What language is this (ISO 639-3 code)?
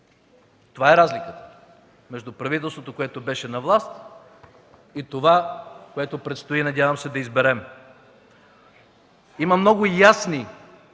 bul